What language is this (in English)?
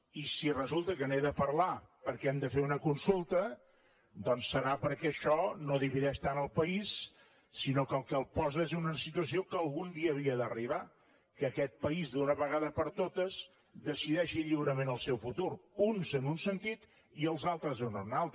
Catalan